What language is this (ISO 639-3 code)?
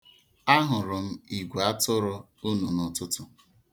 ibo